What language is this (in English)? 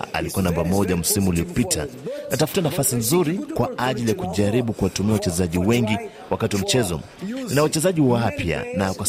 Swahili